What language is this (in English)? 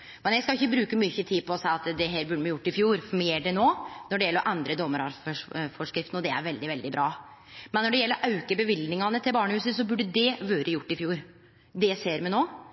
Norwegian Nynorsk